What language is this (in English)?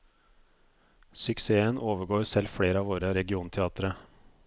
Norwegian